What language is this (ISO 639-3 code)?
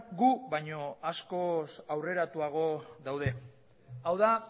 eus